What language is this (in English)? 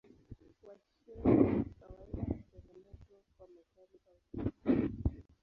Swahili